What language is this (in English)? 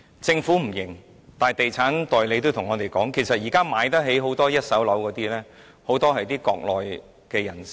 Cantonese